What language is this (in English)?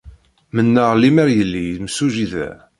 Kabyle